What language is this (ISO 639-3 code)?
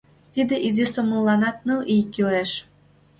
chm